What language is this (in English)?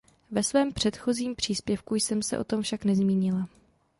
Czech